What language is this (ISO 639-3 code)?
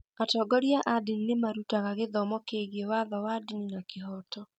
kik